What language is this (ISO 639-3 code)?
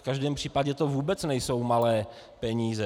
ces